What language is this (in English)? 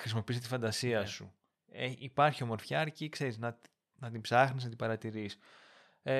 Greek